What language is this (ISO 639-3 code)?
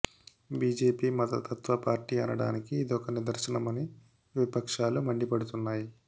tel